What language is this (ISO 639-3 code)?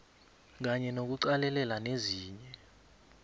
nbl